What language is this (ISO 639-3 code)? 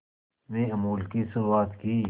hin